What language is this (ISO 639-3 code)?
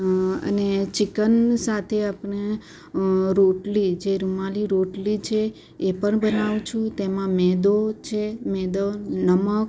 guj